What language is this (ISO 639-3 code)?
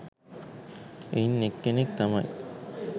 sin